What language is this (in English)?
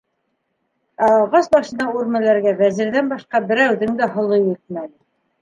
Bashkir